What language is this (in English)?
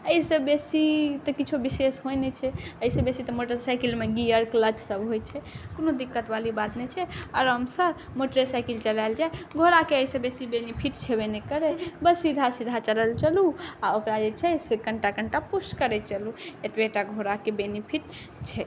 Maithili